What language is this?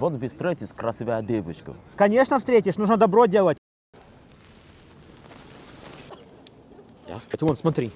Russian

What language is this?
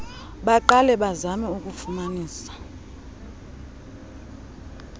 Xhosa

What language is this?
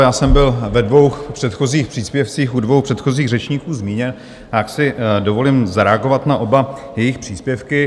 Czech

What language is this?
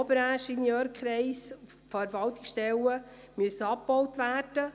Swiss German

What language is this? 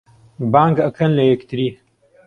Central Kurdish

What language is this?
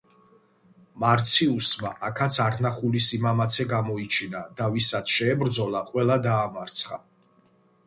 Georgian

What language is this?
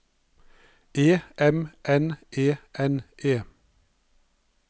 Norwegian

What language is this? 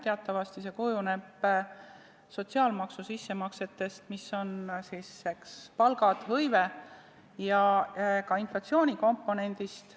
Estonian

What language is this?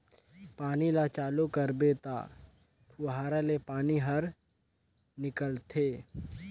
Chhattisgarhi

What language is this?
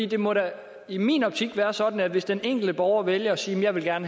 Danish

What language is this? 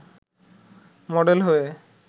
Bangla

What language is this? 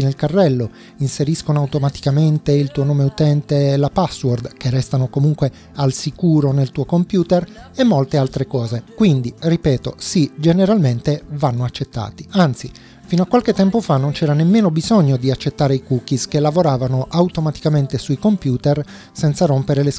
Italian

